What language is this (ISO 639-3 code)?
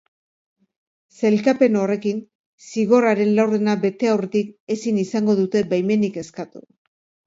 eus